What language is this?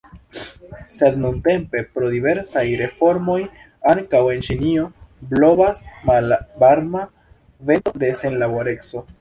Esperanto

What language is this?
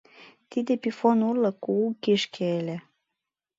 Mari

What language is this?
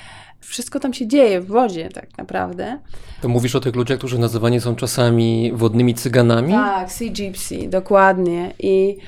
Polish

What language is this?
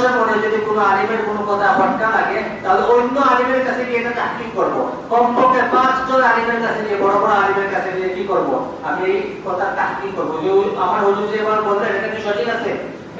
Bangla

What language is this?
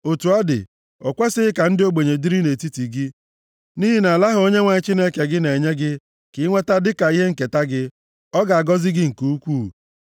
Igbo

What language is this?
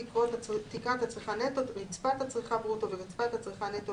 Hebrew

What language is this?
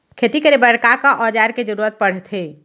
Chhattisgarhi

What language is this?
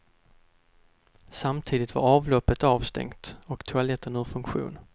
Swedish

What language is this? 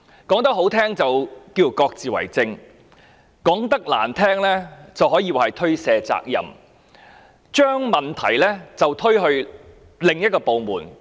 Cantonese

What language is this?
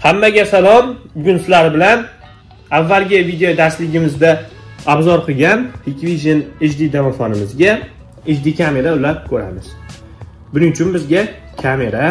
Turkish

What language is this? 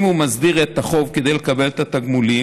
Hebrew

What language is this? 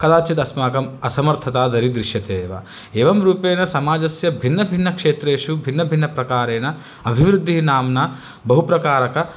Sanskrit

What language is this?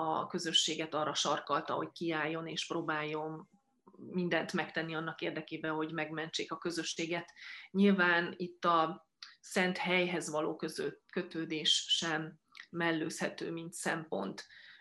Hungarian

